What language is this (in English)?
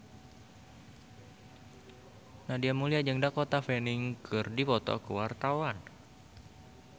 Sundanese